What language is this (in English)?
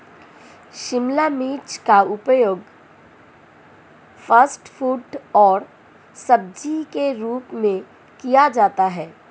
Hindi